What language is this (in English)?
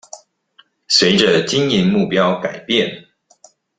Chinese